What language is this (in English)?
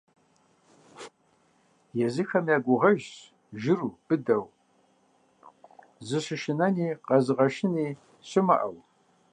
Kabardian